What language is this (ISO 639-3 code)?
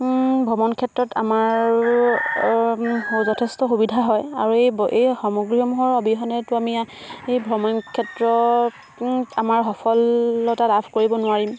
asm